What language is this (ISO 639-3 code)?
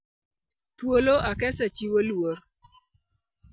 luo